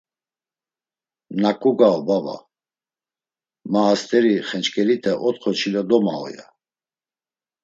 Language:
Laz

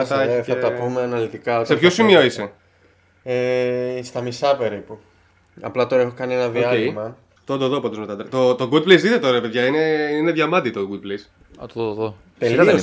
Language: Greek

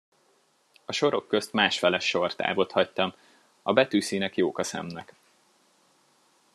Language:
Hungarian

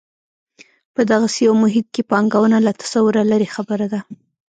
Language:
Pashto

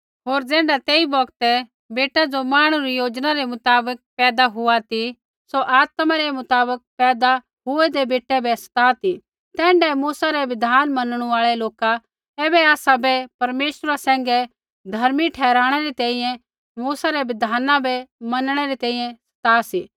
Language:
Kullu Pahari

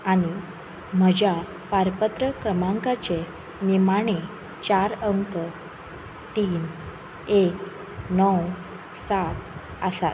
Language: Konkani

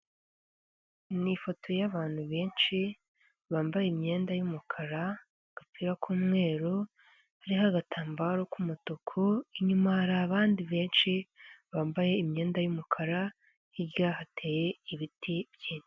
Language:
Kinyarwanda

